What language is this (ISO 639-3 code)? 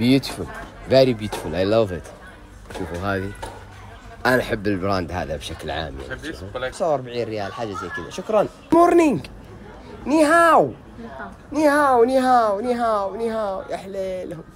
ara